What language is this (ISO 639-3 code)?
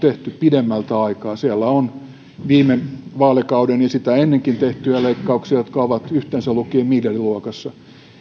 fin